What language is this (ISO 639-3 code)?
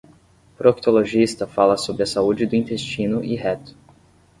por